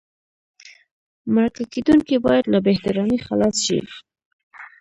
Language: Pashto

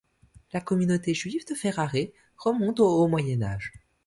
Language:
French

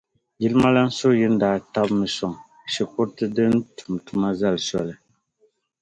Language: Dagbani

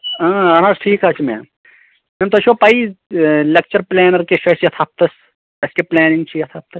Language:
Kashmiri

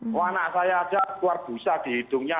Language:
Indonesian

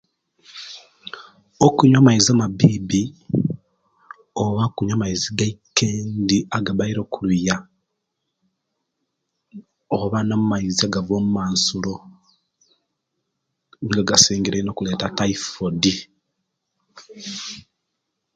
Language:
Kenyi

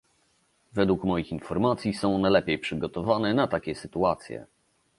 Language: Polish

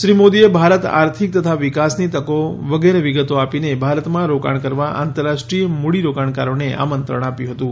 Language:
Gujarati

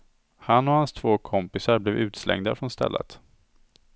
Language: Swedish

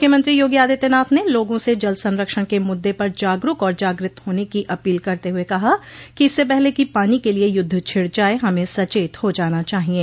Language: Hindi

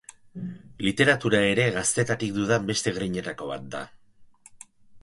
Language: Basque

